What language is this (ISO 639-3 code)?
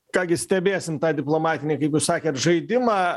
lit